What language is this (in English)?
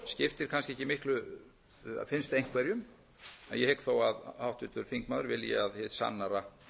Icelandic